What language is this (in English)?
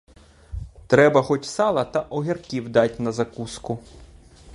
Ukrainian